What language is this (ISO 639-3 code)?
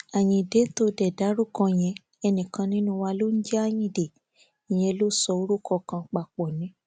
yor